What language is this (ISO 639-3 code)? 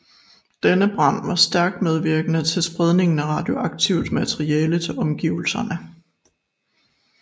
dan